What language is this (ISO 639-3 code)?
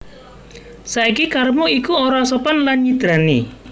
jav